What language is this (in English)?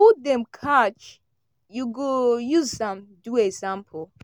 Nigerian Pidgin